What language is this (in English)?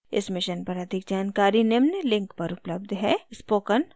Hindi